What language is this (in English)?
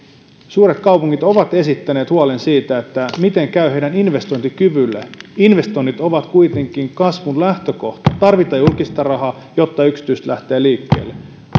Finnish